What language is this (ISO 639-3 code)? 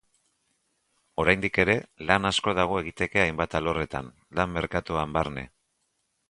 eus